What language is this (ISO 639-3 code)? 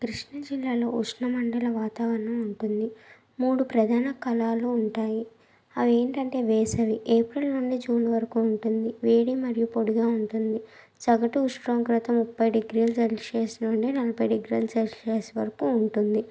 tel